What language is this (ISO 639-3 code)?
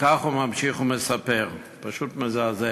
heb